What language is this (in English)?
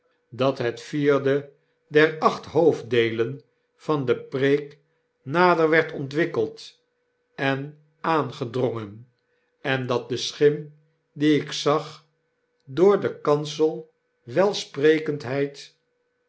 Dutch